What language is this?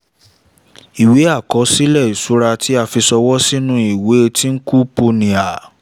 Yoruba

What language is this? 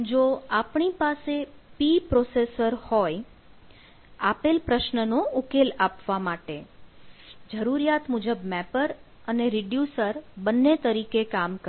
Gujarati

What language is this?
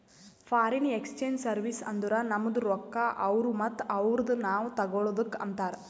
Kannada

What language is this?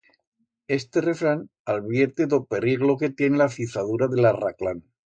Aragonese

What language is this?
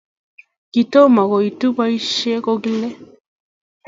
Kalenjin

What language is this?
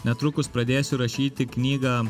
Lithuanian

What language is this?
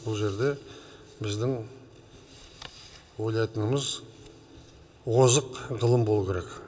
Kazakh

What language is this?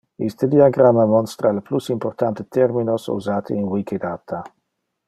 Interlingua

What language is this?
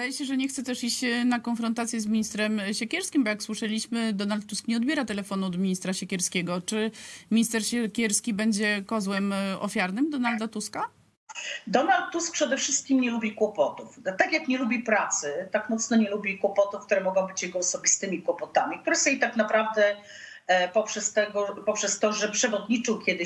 Polish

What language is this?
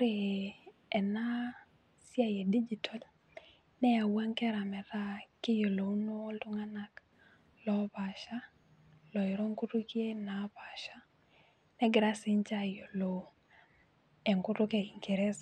Masai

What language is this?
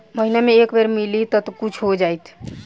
Bhojpuri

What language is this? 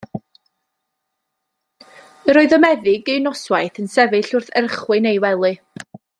Welsh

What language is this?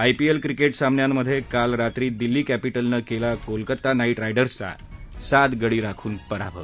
Marathi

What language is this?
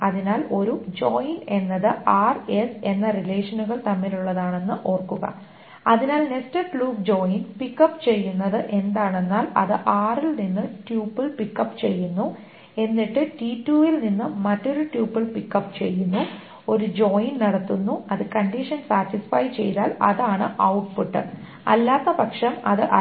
Malayalam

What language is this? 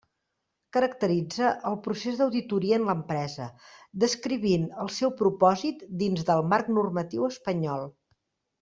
Catalan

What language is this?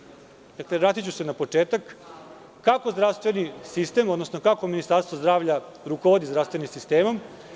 Serbian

